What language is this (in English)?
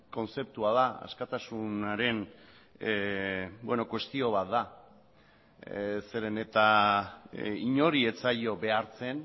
Basque